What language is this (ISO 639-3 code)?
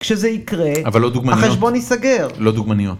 heb